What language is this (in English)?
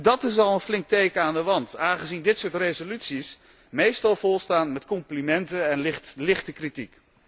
Dutch